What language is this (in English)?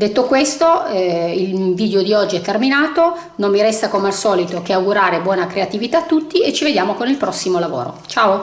Italian